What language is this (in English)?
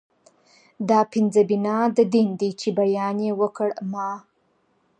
Pashto